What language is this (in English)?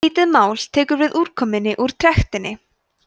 Icelandic